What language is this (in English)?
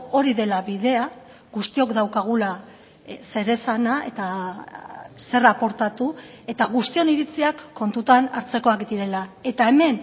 Basque